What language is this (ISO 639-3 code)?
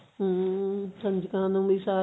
pan